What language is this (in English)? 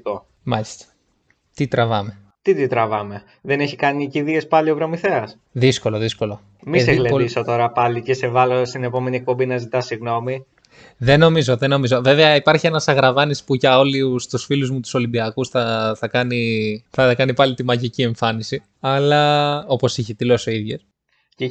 Greek